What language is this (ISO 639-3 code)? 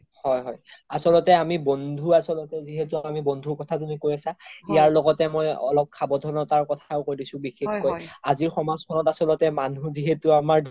asm